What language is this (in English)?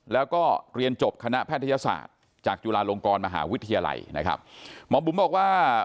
Thai